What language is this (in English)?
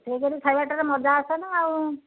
Odia